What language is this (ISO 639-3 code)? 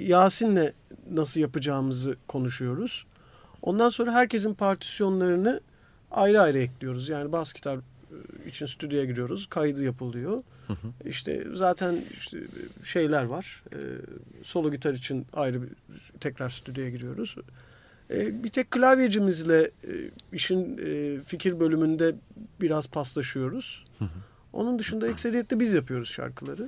tur